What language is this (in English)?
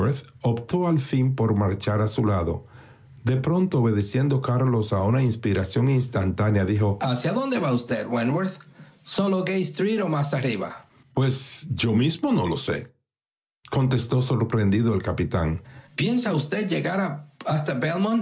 Spanish